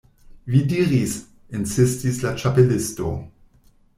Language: Esperanto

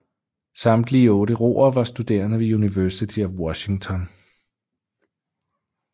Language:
Danish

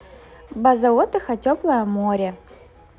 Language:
Russian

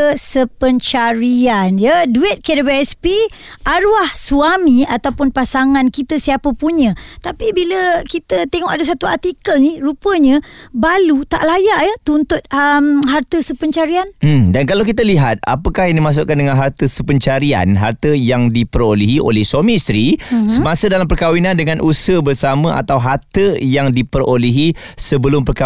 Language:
Malay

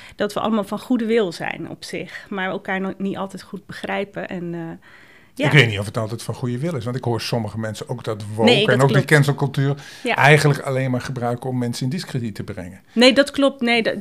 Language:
Dutch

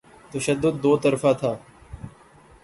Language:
Urdu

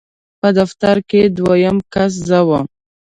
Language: Pashto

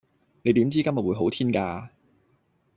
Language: Cantonese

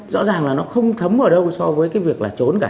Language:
Vietnamese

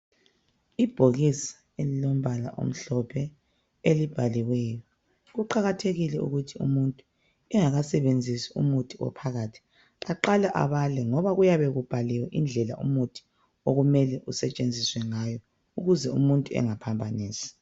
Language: North Ndebele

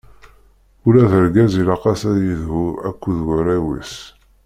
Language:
Kabyle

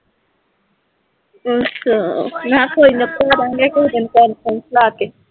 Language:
Punjabi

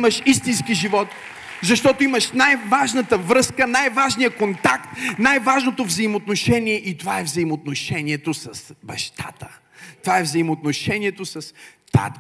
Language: Bulgarian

